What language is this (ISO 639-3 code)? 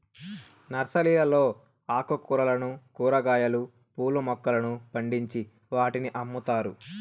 tel